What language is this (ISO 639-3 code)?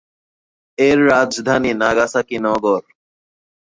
ben